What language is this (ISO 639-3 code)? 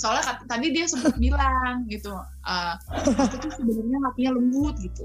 ind